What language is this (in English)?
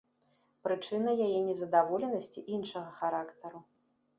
Belarusian